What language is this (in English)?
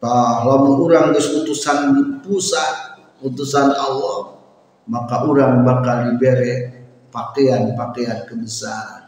Indonesian